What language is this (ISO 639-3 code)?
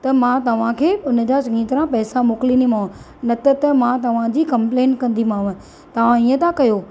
snd